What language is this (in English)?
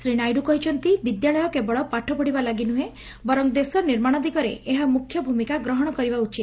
Odia